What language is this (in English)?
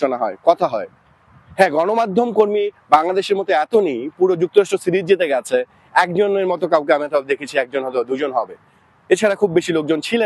Bangla